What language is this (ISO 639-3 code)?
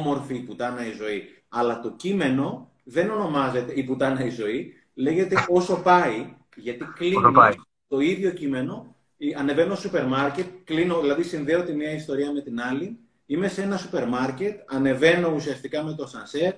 ell